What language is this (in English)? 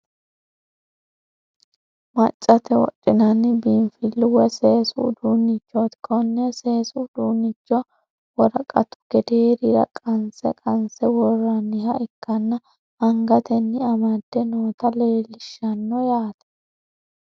Sidamo